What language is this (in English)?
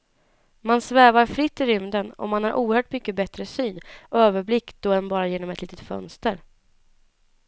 Swedish